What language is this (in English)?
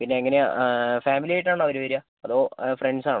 Malayalam